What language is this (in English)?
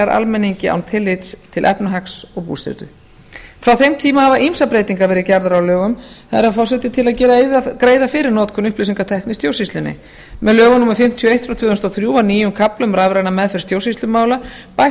Icelandic